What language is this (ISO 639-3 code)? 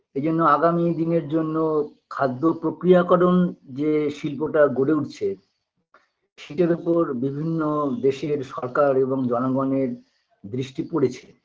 ben